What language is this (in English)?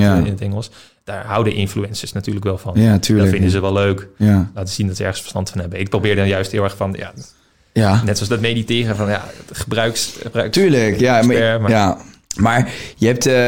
Dutch